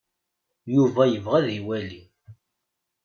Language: Kabyle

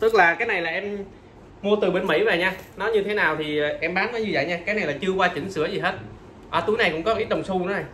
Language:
Vietnamese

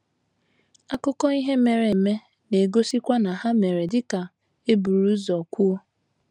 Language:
Igbo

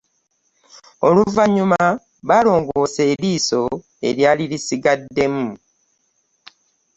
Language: Ganda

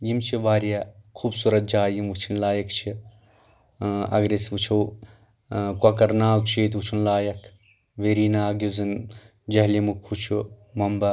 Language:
Kashmiri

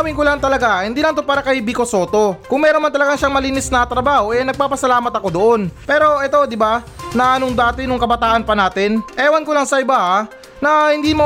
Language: Filipino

